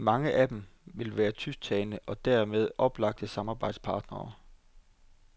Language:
Danish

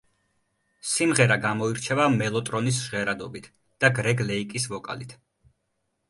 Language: Georgian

